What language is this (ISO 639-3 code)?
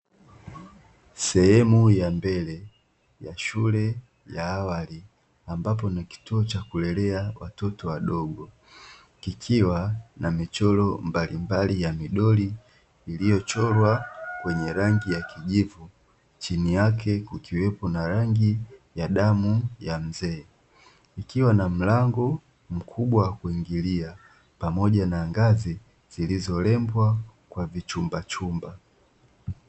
swa